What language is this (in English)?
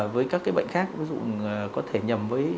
Vietnamese